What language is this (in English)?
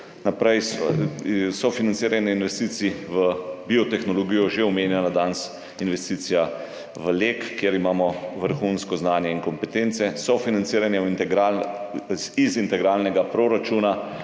Slovenian